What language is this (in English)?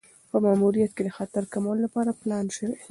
Pashto